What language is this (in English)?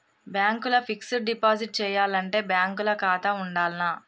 Telugu